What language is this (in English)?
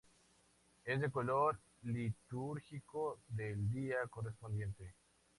Spanish